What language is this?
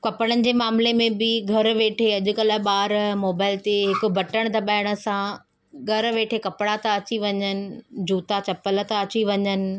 Sindhi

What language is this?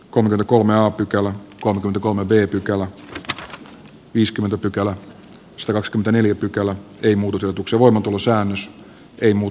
Finnish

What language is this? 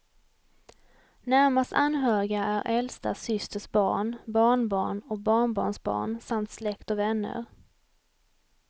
Swedish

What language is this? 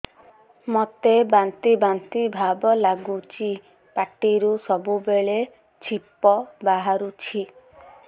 Odia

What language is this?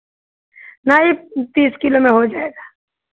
Hindi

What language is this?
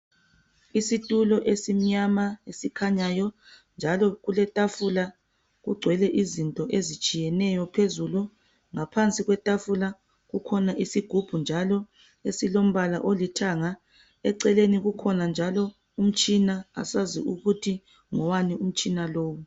North Ndebele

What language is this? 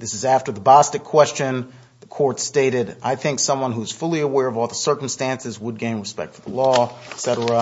English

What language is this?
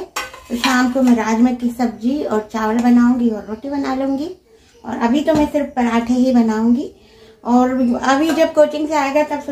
Hindi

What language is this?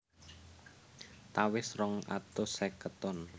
Javanese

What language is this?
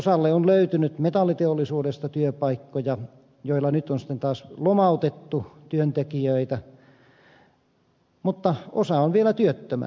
Finnish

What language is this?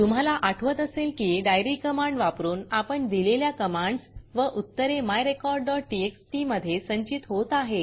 Marathi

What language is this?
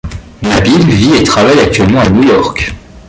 French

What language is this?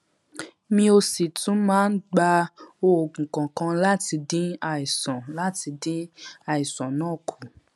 Yoruba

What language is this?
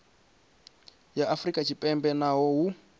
Venda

